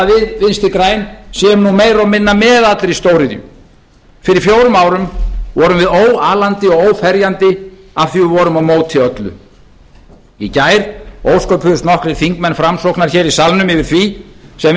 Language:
Icelandic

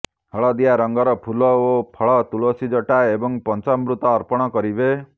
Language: Odia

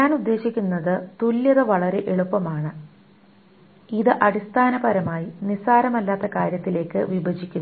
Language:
Malayalam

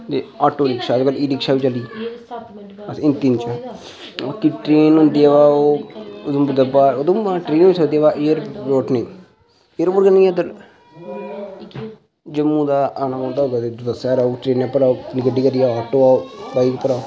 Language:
Dogri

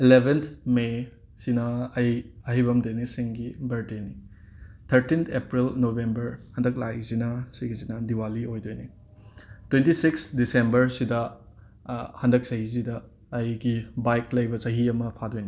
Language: Manipuri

